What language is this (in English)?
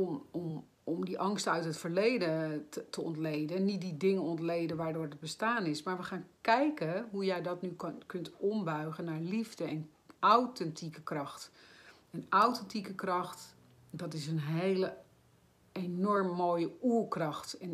Dutch